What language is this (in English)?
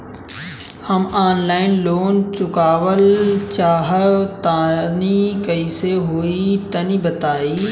Bhojpuri